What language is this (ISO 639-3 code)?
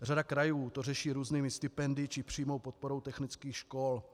ces